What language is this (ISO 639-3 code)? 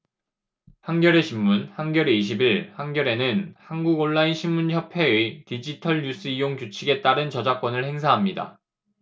kor